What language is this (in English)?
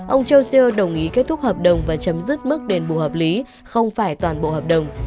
Vietnamese